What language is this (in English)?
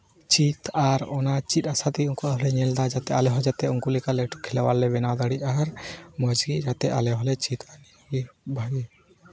Santali